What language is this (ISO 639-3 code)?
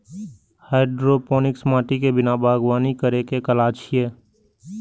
mai